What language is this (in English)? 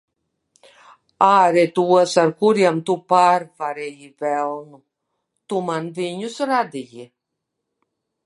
Latvian